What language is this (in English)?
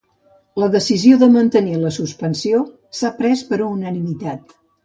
Catalan